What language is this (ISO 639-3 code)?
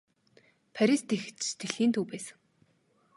mon